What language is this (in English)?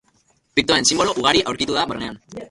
Basque